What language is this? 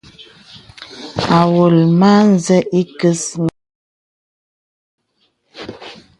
Bebele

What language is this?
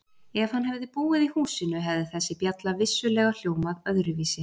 Icelandic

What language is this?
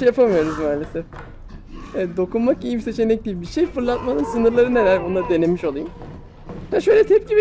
Turkish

